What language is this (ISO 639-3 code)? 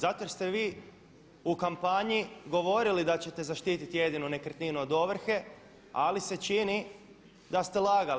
hrv